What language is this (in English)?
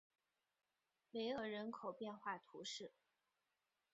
Chinese